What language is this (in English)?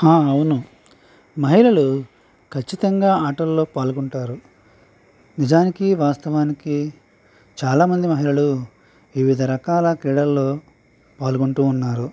Telugu